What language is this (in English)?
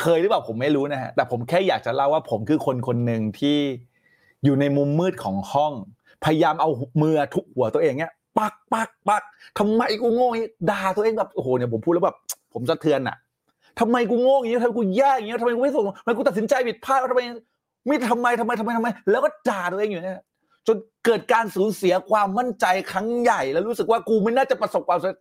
Thai